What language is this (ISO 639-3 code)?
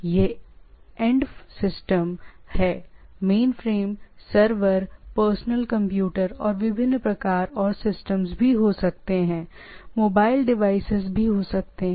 hin